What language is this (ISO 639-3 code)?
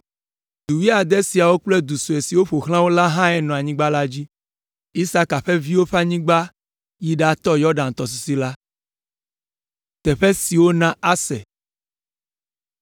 ewe